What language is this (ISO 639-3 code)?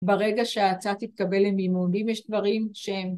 heb